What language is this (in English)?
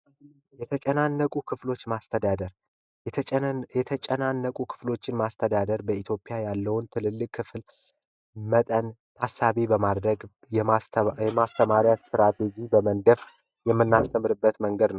Amharic